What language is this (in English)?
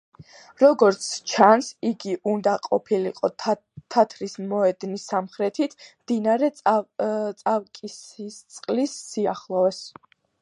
Georgian